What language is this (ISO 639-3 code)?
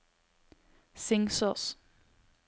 nor